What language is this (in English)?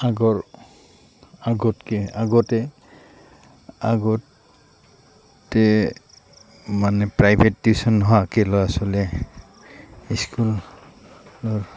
Assamese